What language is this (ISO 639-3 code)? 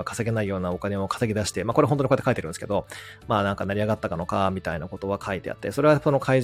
jpn